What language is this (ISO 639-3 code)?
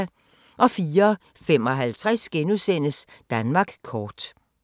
dan